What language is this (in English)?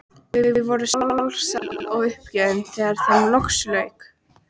Icelandic